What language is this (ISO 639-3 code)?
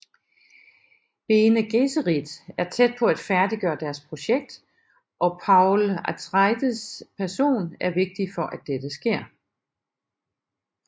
dan